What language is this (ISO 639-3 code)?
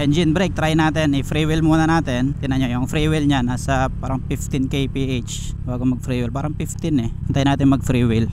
fil